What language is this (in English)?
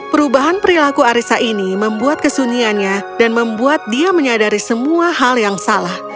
Indonesian